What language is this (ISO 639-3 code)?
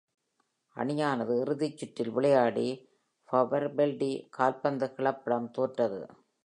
tam